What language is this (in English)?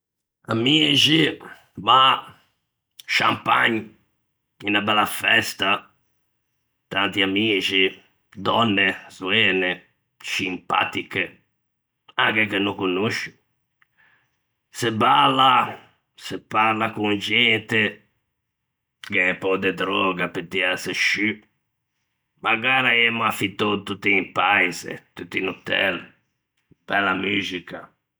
Ligurian